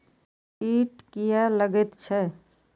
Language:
Maithili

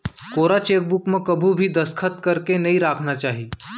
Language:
Chhattisgarhi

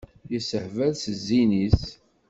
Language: Kabyle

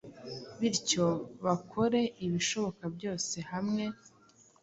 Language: Kinyarwanda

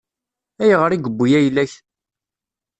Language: Kabyle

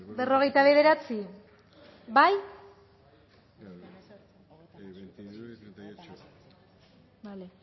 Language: Basque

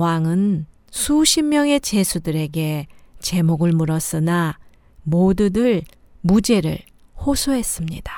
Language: Korean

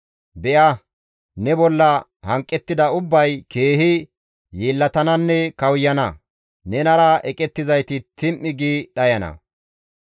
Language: Gamo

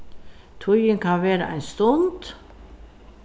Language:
Faroese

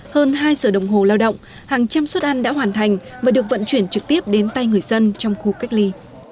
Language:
Vietnamese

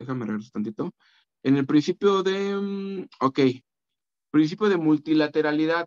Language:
Spanish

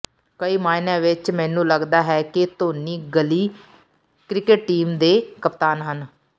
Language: Punjabi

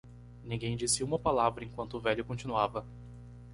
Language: Portuguese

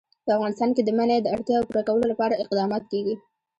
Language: Pashto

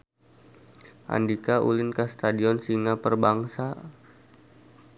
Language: Sundanese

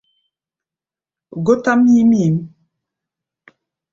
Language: Gbaya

